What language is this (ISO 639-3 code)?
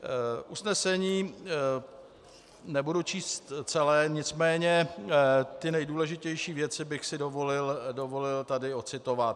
ces